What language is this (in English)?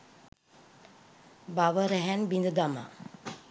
Sinhala